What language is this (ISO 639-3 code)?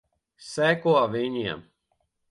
lav